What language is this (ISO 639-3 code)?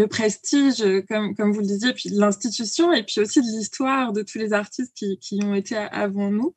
fra